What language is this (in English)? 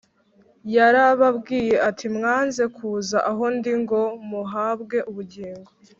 Kinyarwanda